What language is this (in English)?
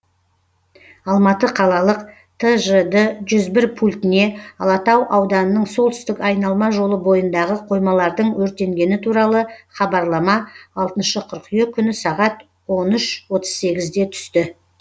Kazakh